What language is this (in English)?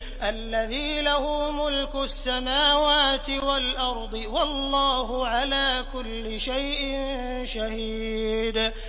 Arabic